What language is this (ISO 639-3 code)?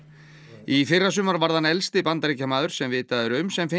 isl